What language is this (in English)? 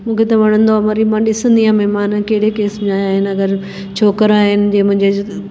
Sindhi